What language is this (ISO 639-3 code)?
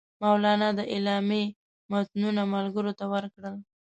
pus